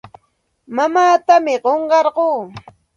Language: Santa Ana de Tusi Pasco Quechua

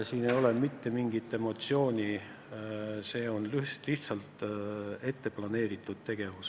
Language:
Estonian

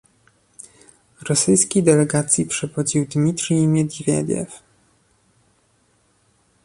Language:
Polish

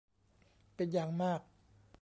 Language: Thai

